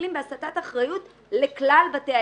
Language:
Hebrew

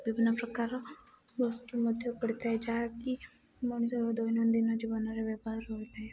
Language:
Odia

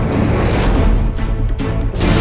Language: Indonesian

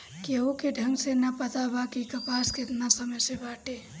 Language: Bhojpuri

